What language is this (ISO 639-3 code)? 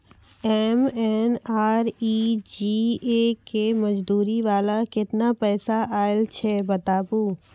mai